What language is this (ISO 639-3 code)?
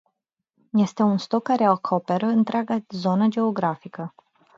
ron